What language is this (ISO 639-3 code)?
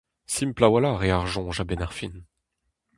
bre